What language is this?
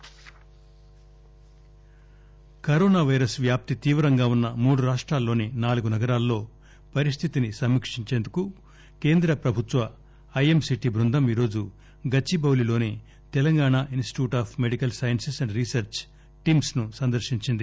Telugu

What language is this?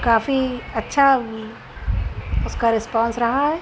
Urdu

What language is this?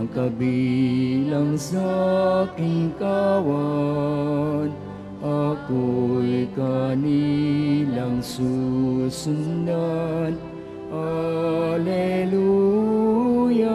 Filipino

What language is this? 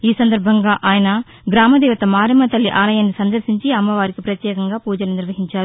Telugu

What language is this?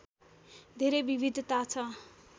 Nepali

